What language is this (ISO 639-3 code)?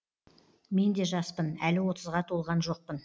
kaz